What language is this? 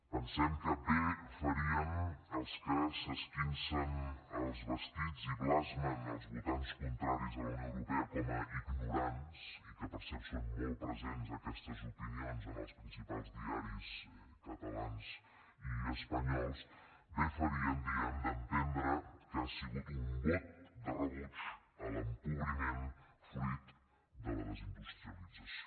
Catalan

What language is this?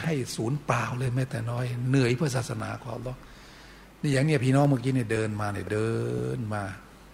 Thai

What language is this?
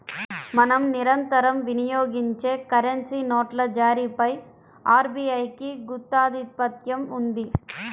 Telugu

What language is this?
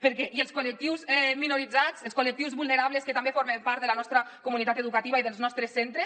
Catalan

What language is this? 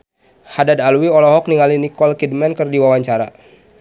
Sundanese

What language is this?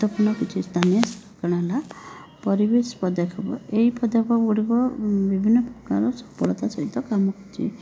Odia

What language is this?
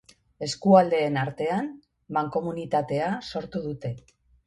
Basque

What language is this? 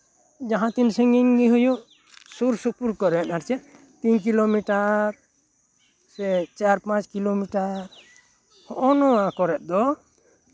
Santali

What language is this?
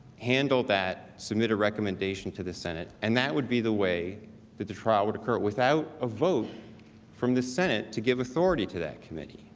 English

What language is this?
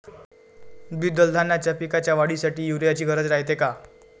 Marathi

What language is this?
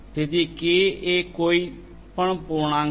Gujarati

